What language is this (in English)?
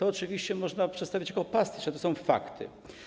Polish